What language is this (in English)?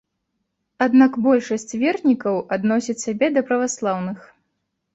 Belarusian